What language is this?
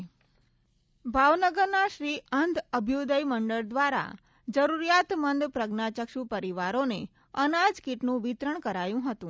Gujarati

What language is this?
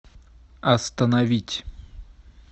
Russian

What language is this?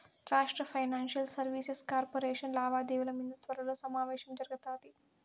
Telugu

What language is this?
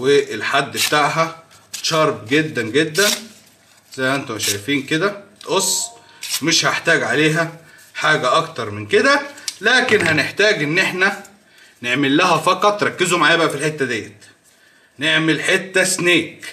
Arabic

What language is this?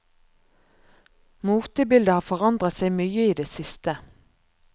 Norwegian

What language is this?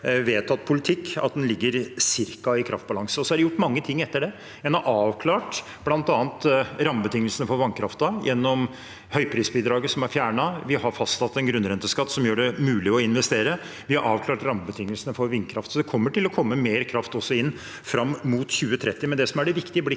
Norwegian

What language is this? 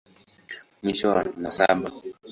Swahili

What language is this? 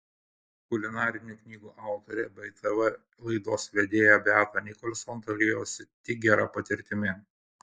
Lithuanian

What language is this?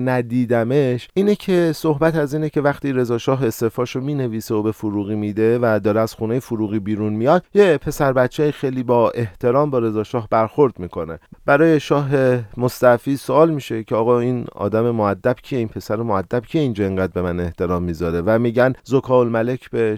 Persian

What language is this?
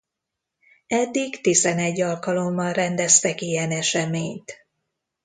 Hungarian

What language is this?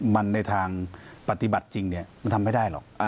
Thai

